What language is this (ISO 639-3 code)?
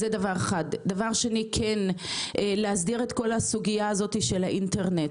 heb